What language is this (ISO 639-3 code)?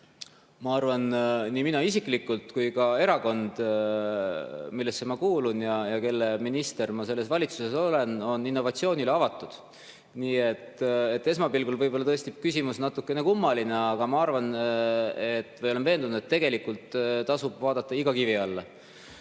est